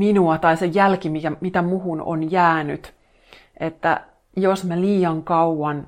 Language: Finnish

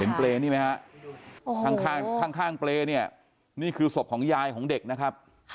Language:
Thai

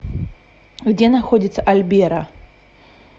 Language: Russian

